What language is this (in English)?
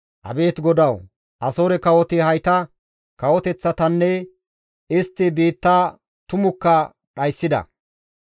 Gamo